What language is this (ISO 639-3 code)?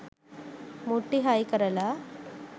sin